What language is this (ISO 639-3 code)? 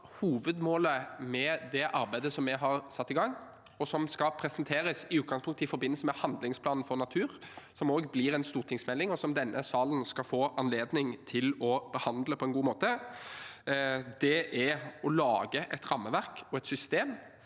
nor